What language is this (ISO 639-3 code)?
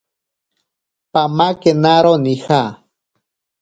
prq